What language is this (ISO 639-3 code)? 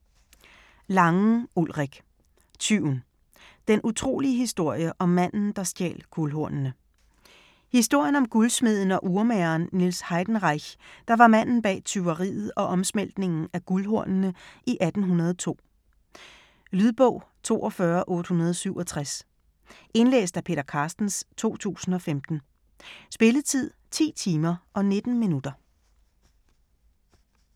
dan